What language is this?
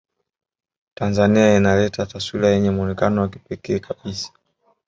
Swahili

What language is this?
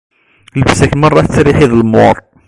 Kabyle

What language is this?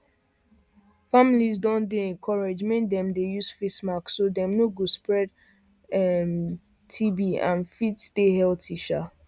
Nigerian Pidgin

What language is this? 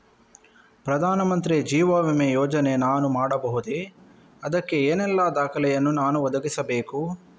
Kannada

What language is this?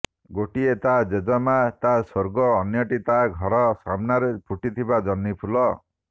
Odia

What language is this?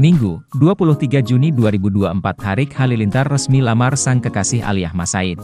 Indonesian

